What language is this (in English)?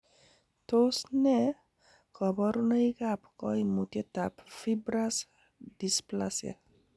Kalenjin